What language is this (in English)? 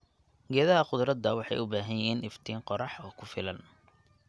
Somali